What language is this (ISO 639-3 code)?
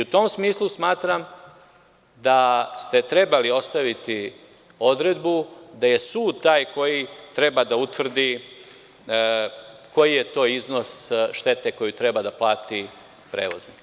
srp